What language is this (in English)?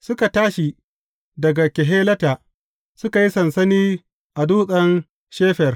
Hausa